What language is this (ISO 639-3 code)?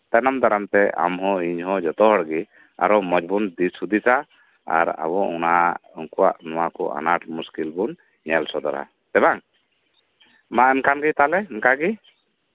sat